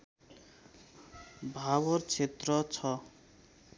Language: Nepali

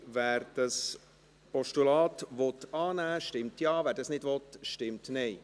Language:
Swiss German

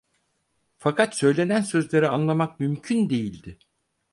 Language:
Turkish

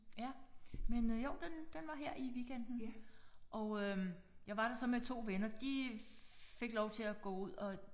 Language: Danish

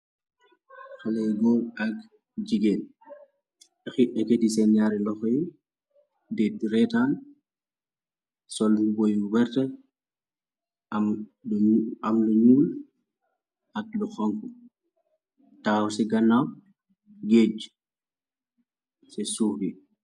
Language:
Wolof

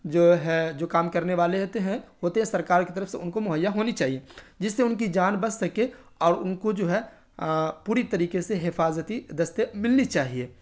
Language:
Urdu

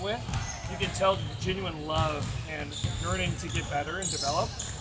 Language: Indonesian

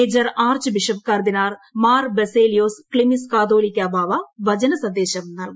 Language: Malayalam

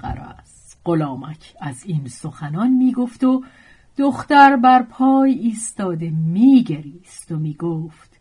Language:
Persian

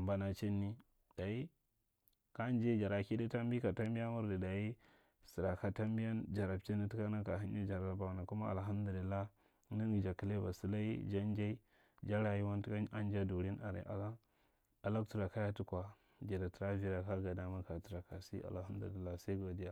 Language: Marghi Central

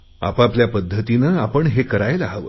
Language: Marathi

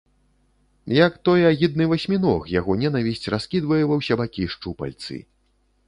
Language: Belarusian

